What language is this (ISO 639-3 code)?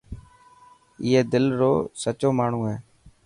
mki